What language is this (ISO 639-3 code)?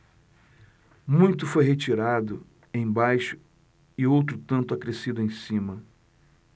por